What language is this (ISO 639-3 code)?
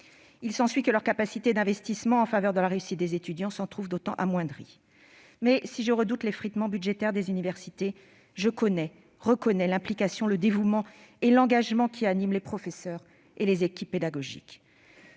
fra